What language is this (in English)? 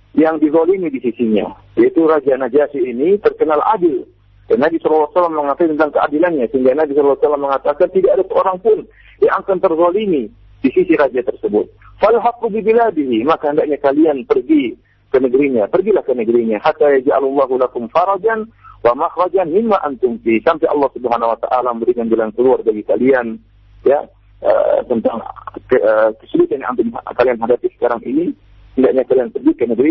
Malay